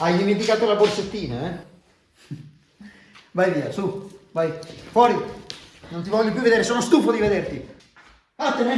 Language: Italian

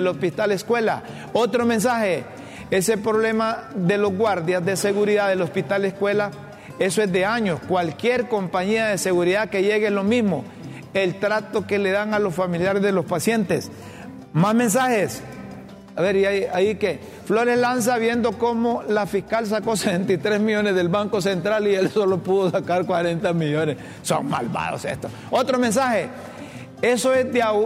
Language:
Spanish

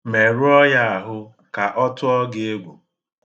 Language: Igbo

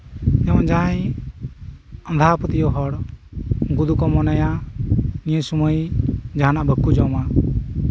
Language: Santali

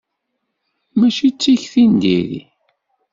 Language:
Kabyle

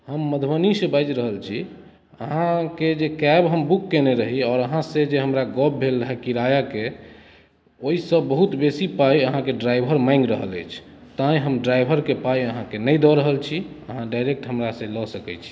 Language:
Maithili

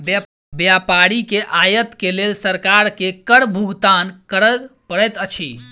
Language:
Maithili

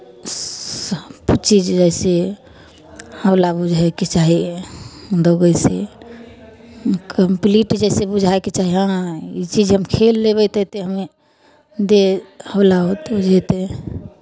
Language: Maithili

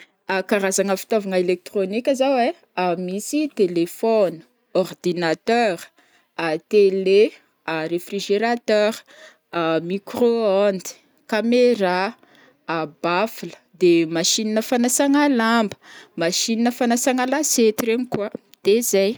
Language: Northern Betsimisaraka Malagasy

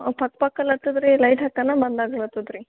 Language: Kannada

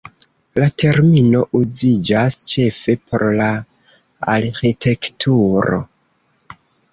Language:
Esperanto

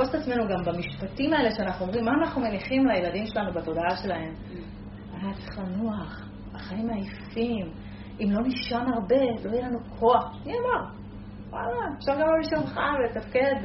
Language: Hebrew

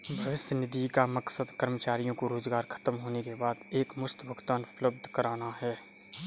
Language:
Hindi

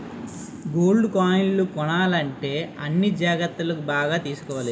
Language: Telugu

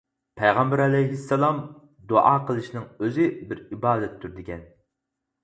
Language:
Uyghur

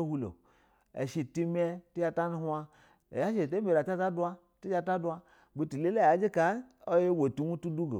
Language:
Basa (Nigeria)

